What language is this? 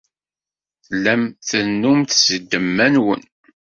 Kabyle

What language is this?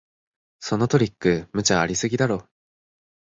Japanese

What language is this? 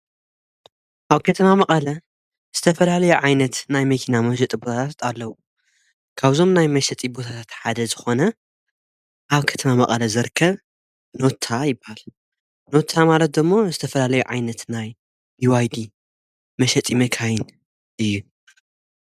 Tigrinya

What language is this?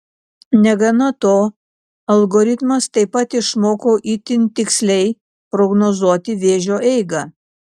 Lithuanian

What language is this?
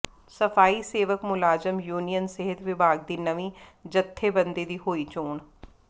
Punjabi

